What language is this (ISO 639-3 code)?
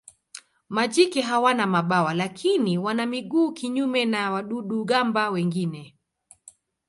swa